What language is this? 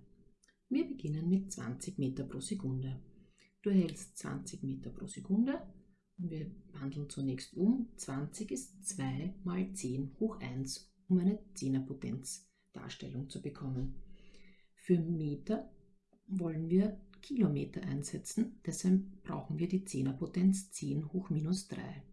German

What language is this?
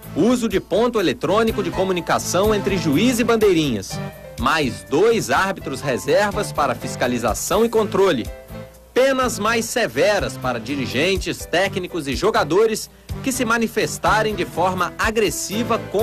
Portuguese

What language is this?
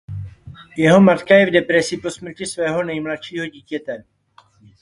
Czech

